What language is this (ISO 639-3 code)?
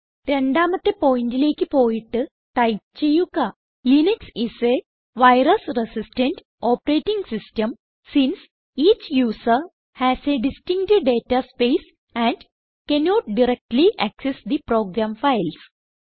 mal